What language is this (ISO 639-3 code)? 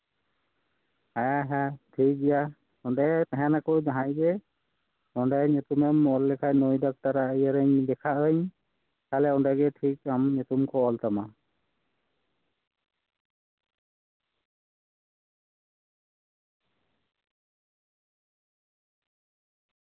sat